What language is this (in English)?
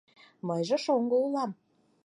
Mari